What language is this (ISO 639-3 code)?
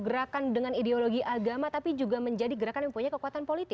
ind